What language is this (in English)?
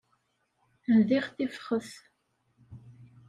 Kabyle